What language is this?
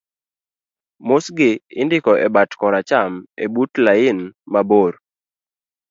Luo (Kenya and Tanzania)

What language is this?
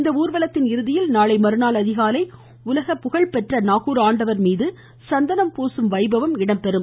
Tamil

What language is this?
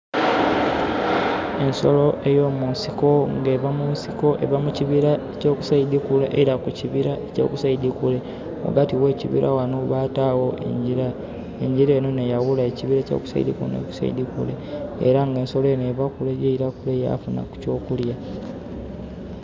Soga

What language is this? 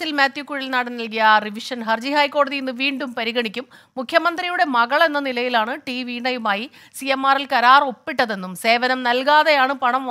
Malayalam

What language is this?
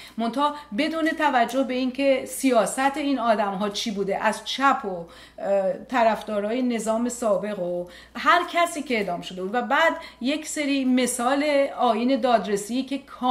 Persian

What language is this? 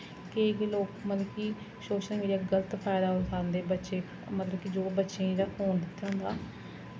Dogri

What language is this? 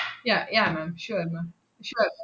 Malayalam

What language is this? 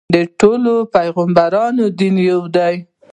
Pashto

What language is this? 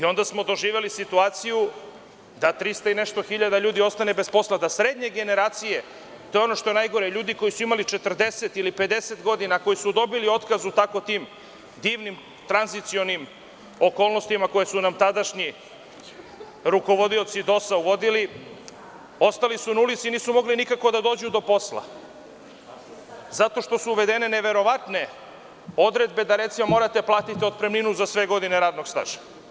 Serbian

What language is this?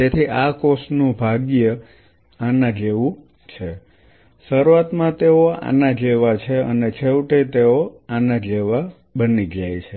Gujarati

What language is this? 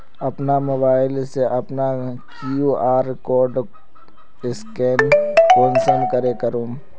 Magahi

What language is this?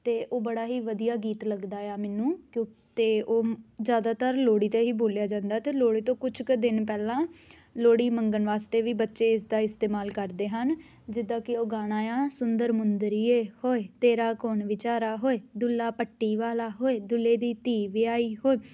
Punjabi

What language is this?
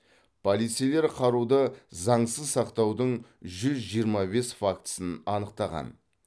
Kazakh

